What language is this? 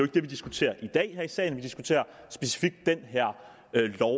Danish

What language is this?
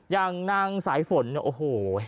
Thai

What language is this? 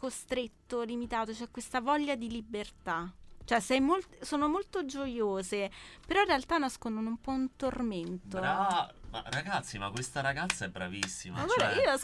Italian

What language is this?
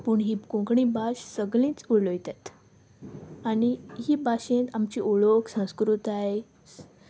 Konkani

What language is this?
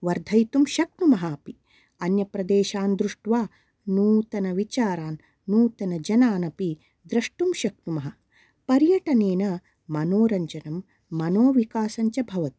Sanskrit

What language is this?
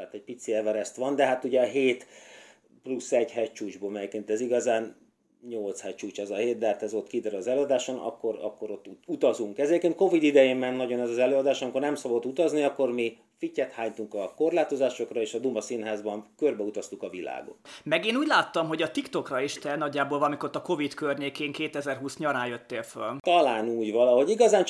Hungarian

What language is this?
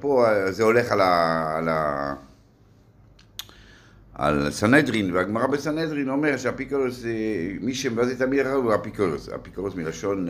Hebrew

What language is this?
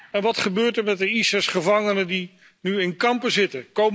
Dutch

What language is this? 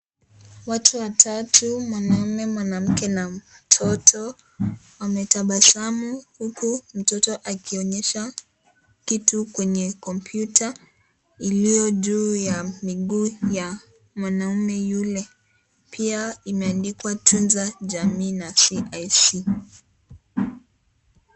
Swahili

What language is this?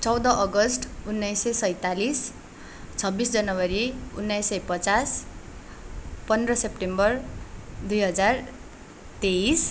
Nepali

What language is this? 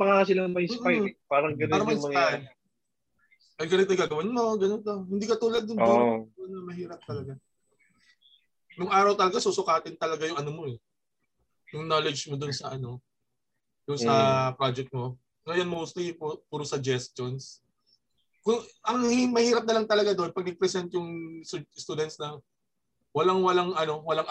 Filipino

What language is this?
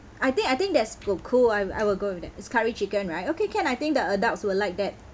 English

